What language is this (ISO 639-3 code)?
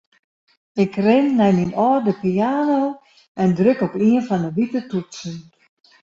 fry